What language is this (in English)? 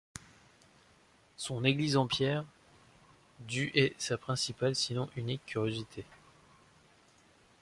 French